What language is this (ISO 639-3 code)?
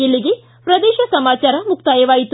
kan